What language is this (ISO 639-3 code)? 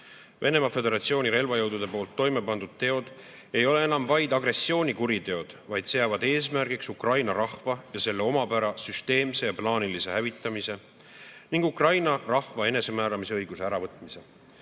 est